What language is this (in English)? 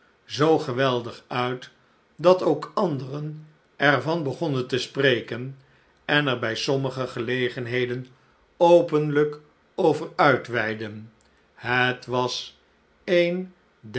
Dutch